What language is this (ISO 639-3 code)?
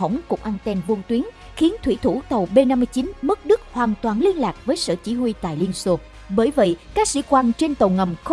vie